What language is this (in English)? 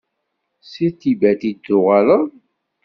Kabyle